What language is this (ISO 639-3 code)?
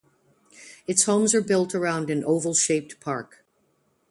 eng